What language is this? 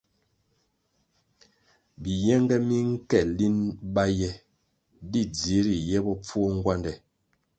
Kwasio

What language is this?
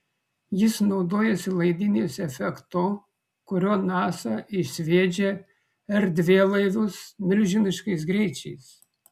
Lithuanian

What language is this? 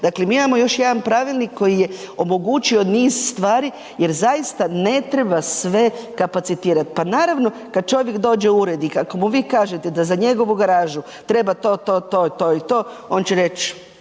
Croatian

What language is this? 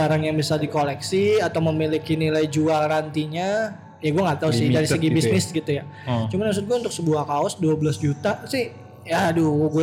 Indonesian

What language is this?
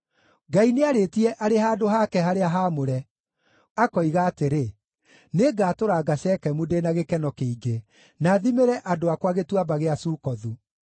Kikuyu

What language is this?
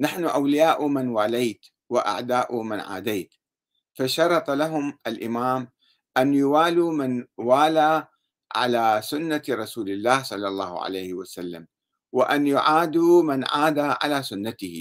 Arabic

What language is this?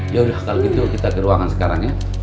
Indonesian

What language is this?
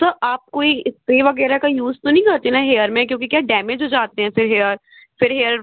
Hindi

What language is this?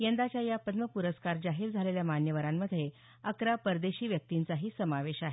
Marathi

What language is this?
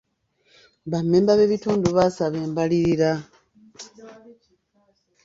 Ganda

